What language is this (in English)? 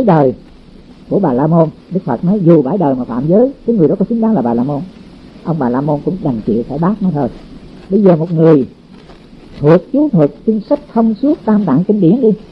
Vietnamese